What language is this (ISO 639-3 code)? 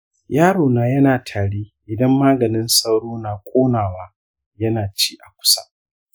hau